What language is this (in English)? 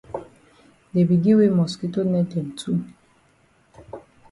Cameroon Pidgin